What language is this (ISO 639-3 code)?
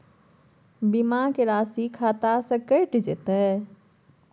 mai